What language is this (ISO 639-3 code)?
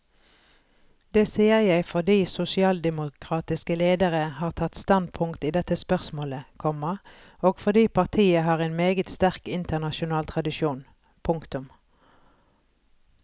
nor